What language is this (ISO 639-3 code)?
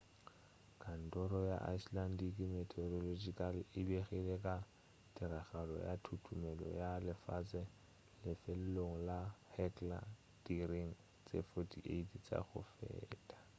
nso